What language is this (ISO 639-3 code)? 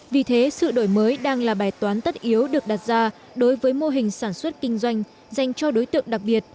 vie